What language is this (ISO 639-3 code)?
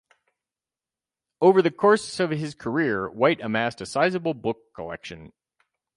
eng